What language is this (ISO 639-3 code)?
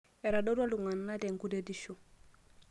mas